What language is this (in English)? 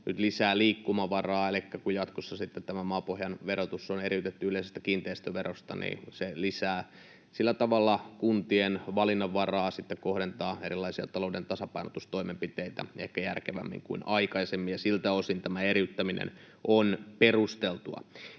Finnish